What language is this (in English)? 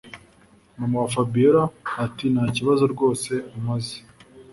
Kinyarwanda